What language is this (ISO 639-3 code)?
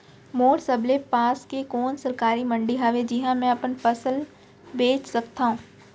hne